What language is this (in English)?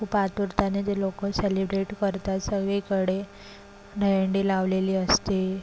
Marathi